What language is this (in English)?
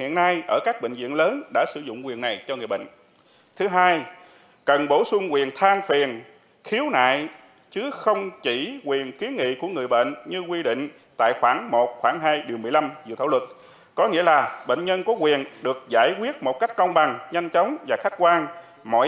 Vietnamese